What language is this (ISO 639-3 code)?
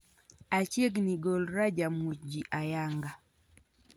luo